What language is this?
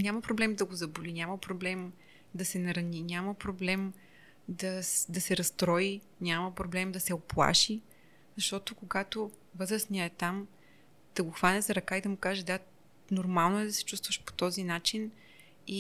Bulgarian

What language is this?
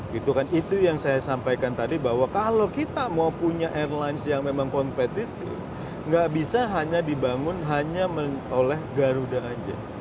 Indonesian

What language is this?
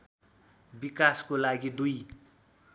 Nepali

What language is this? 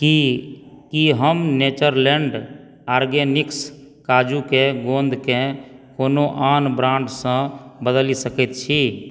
Maithili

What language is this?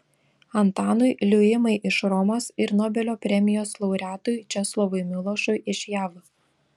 Lithuanian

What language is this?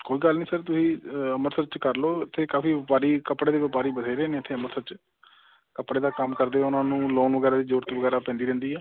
Punjabi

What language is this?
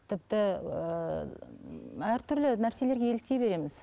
Kazakh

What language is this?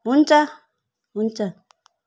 Nepali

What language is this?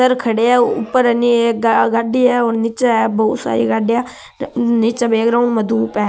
Marwari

